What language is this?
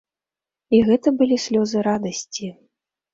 Belarusian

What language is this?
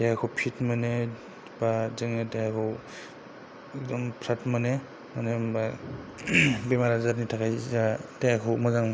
Bodo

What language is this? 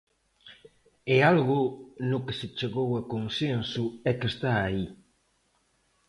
Galician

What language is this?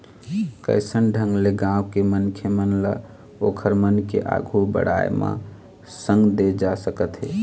Chhattisgarhi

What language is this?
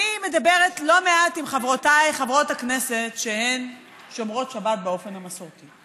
Hebrew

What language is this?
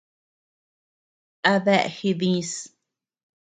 Tepeuxila Cuicatec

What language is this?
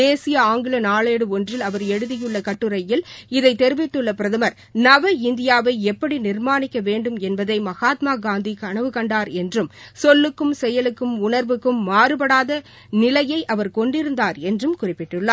Tamil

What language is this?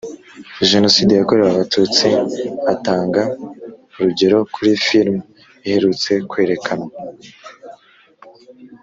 Kinyarwanda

